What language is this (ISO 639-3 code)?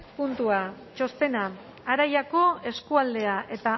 eus